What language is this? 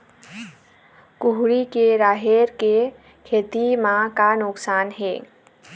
Chhattisgarhi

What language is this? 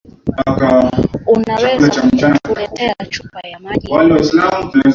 Swahili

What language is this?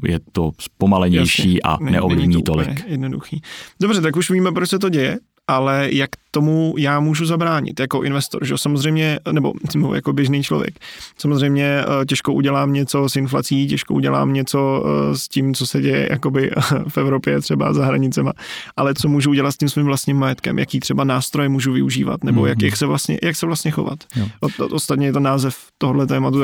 Czech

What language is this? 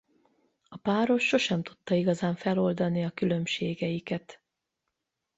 Hungarian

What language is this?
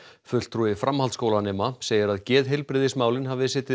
Icelandic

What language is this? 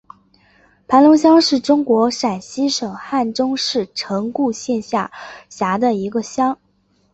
Chinese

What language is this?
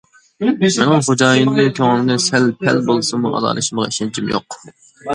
Uyghur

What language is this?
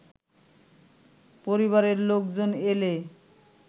Bangla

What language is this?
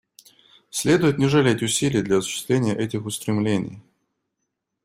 Russian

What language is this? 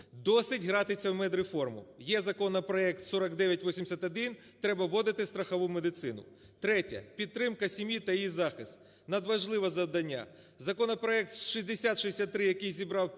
Ukrainian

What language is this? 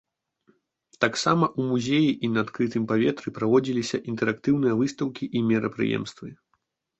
Belarusian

